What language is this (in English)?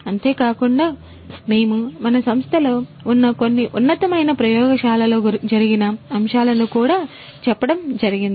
Telugu